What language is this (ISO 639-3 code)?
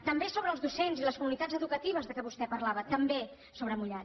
cat